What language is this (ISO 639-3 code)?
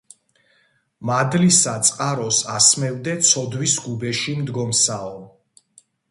kat